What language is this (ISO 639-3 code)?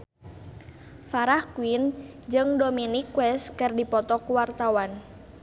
sun